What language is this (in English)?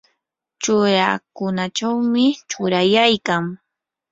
Yanahuanca Pasco Quechua